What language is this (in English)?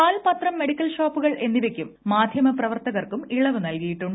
Malayalam